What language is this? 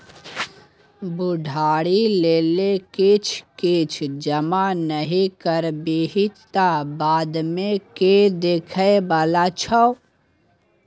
Maithili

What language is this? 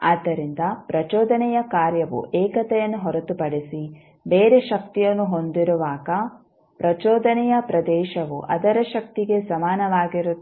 Kannada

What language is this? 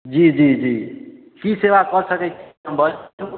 Maithili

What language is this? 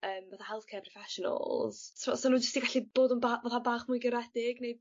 Welsh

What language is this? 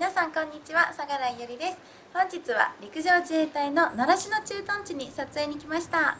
Japanese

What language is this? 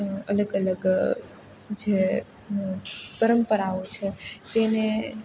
Gujarati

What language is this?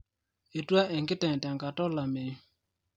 Masai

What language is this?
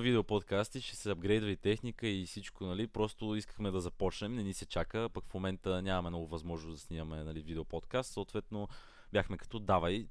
Bulgarian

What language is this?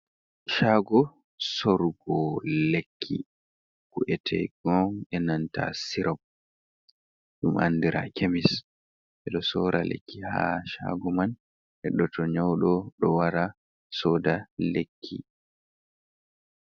Fula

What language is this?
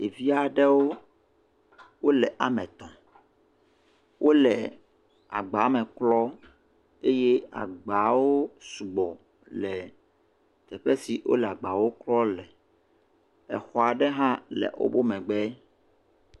Ewe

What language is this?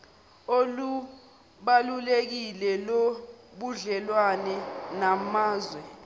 Zulu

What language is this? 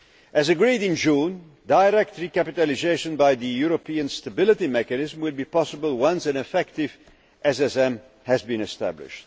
English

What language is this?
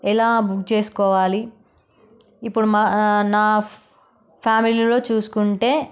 Telugu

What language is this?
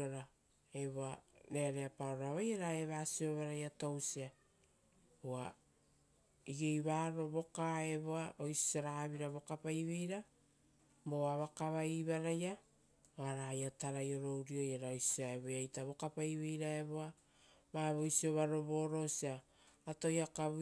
Rotokas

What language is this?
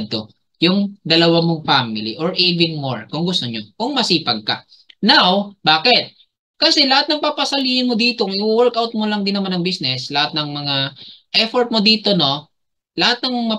Filipino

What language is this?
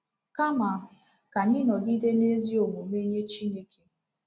Igbo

